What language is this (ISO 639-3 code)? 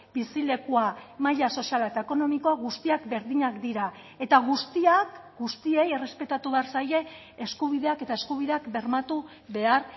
eus